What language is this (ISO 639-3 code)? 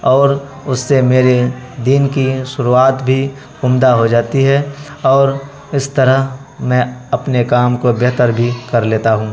urd